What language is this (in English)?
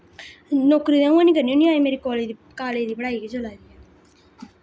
Dogri